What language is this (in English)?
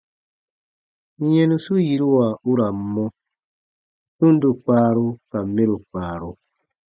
Baatonum